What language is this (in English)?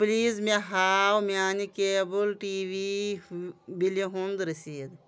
Kashmiri